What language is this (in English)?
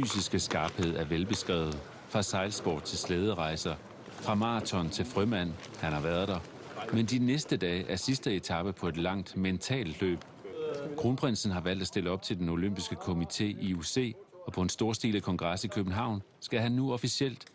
Danish